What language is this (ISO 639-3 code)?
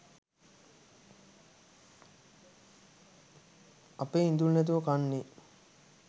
sin